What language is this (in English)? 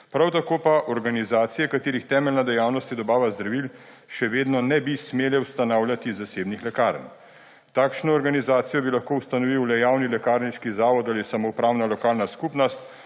Slovenian